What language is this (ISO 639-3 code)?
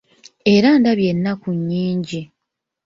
lug